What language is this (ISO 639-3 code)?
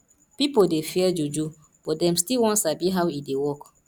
pcm